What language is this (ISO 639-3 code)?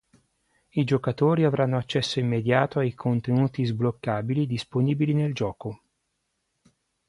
ita